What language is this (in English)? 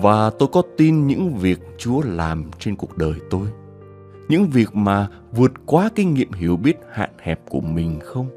Vietnamese